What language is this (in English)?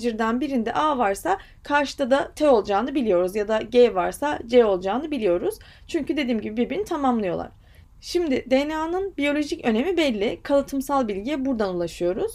Turkish